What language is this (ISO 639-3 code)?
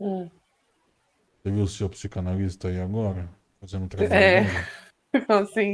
por